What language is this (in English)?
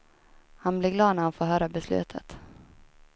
Swedish